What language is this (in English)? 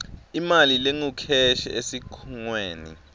Swati